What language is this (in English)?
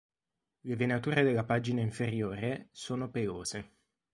Italian